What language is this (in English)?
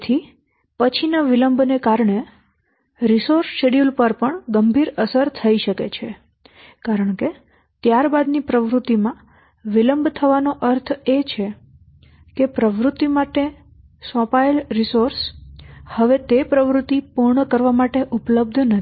Gujarati